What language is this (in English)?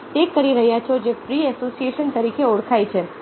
Gujarati